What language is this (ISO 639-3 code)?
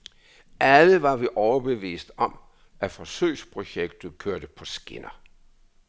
dan